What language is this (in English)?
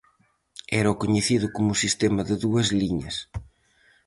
Galician